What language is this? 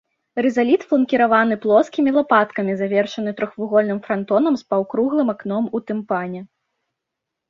Belarusian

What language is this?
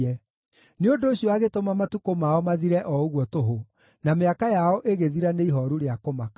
Kikuyu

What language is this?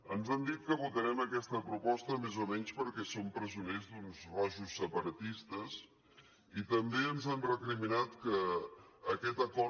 Catalan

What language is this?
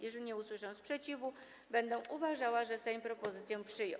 Polish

